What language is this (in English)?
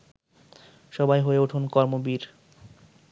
Bangla